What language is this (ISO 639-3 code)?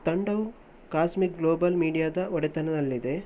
kan